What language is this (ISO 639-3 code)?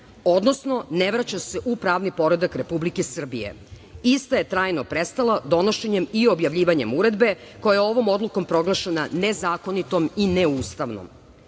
srp